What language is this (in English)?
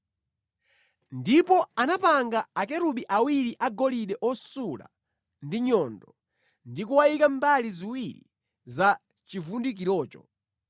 Nyanja